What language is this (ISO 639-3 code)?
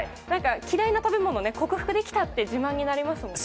jpn